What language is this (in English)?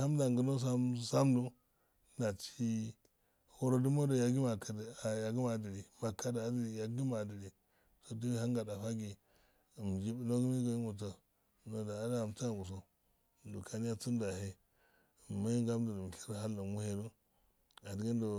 Afade